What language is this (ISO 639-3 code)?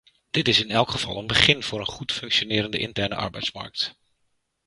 nld